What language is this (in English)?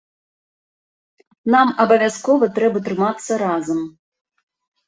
Belarusian